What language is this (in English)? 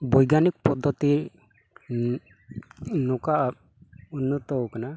Santali